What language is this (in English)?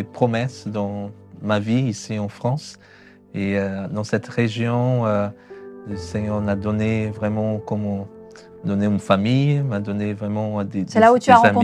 French